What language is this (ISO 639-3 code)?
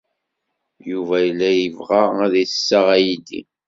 kab